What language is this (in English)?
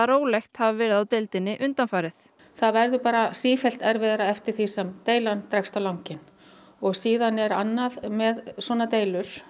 Icelandic